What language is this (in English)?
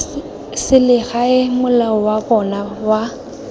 Tswana